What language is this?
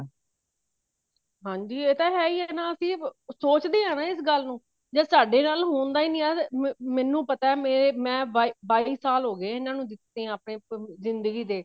Punjabi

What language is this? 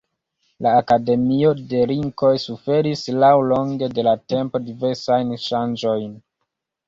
Esperanto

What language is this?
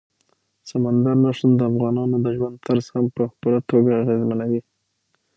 Pashto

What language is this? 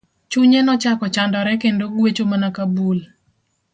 Luo (Kenya and Tanzania)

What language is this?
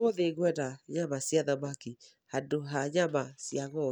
Kikuyu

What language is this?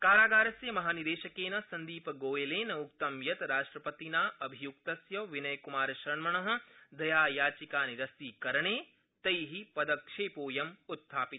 Sanskrit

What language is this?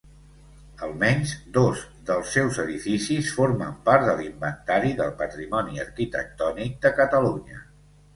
Catalan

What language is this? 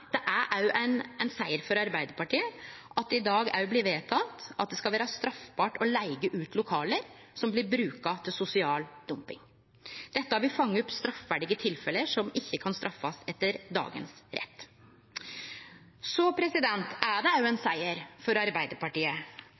Norwegian Nynorsk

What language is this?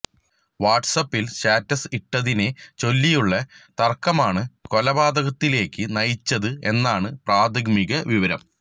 Malayalam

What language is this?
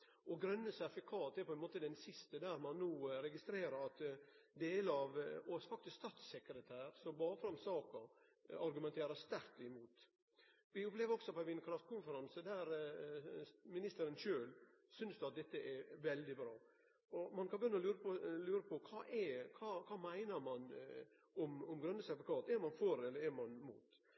Norwegian Nynorsk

